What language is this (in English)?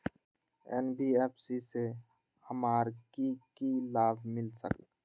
Magahi